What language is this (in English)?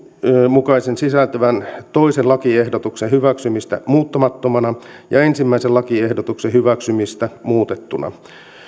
Finnish